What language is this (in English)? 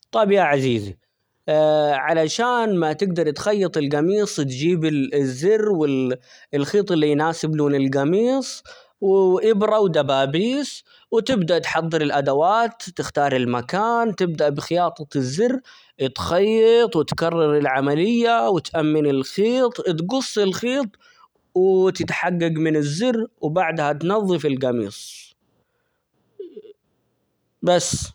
Omani Arabic